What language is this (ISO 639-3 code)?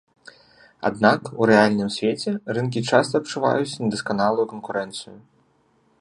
bel